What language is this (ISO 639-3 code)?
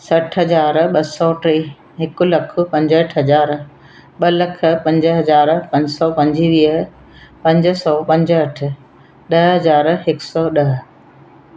snd